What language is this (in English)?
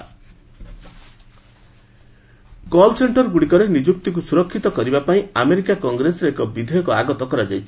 Odia